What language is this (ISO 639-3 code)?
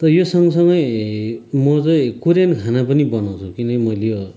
nep